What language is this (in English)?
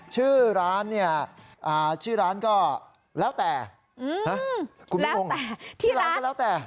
Thai